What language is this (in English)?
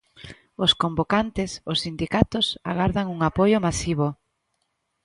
Galician